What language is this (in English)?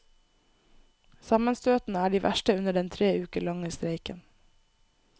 Norwegian